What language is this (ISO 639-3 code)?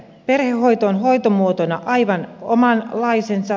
fin